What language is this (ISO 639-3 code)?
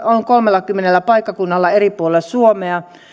fin